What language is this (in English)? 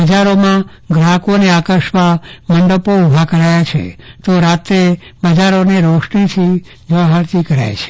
Gujarati